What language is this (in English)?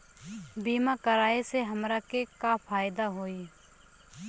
Bhojpuri